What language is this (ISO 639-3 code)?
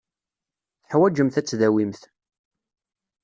kab